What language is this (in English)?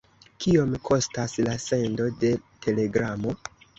Esperanto